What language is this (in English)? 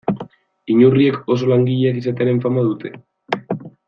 Basque